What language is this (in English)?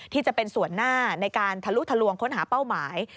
Thai